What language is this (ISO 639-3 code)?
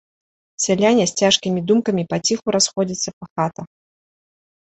bel